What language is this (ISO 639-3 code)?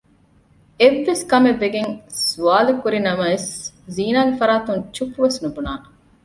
div